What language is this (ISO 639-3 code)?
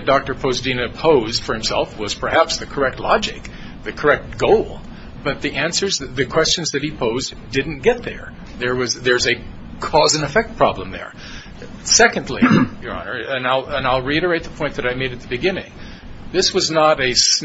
eng